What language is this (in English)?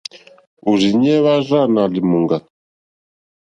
Mokpwe